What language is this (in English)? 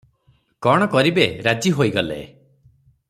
Odia